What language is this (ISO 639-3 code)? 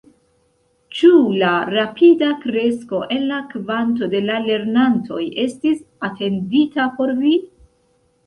epo